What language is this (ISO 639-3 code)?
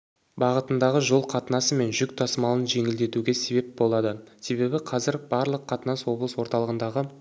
kaz